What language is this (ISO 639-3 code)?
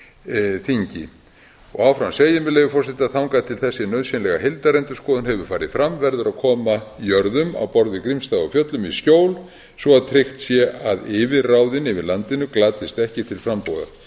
isl